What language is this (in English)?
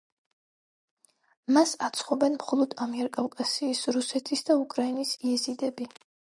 Georgian